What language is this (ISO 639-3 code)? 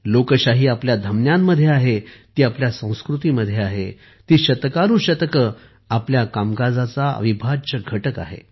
mar